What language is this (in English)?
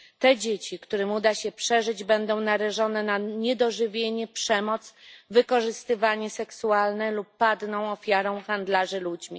Polish